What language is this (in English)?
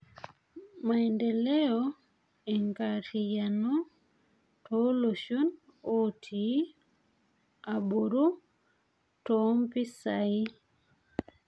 Masai